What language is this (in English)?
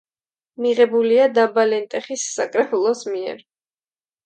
Georgian